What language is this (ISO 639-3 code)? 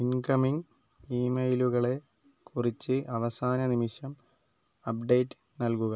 mal